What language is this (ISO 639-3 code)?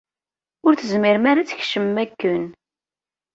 kab